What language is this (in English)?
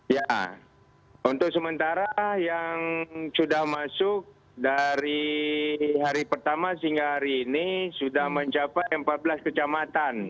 Indonesian